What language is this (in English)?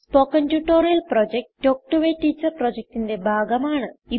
Malayalam